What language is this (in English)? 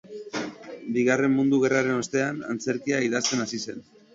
Basque